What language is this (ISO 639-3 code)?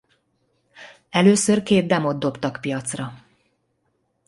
hun